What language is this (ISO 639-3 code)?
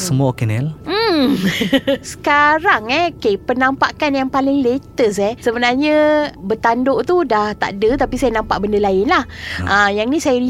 msa